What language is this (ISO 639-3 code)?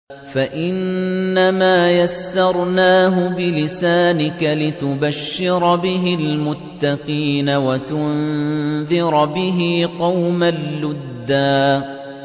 ara